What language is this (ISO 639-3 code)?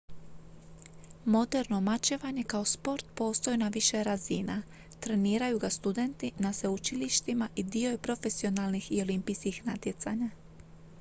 hrv